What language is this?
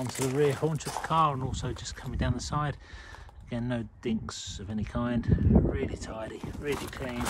English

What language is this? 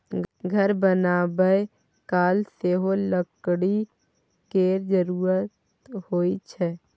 Maithili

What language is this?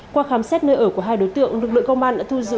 Vietnamese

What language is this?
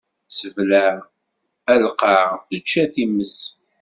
Kabyle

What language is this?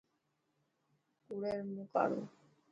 Dhatki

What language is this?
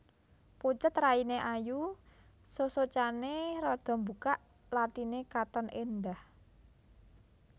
Javanese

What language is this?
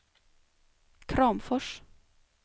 Swedish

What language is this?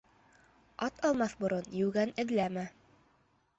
Bashkir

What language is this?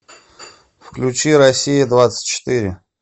Russian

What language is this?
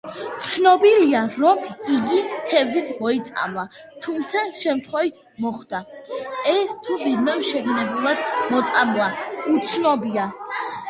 Georgian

